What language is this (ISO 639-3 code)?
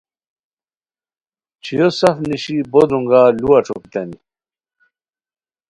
khw